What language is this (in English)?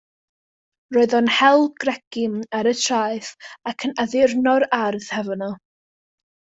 Welsh